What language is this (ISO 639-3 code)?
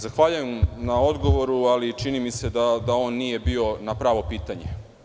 srp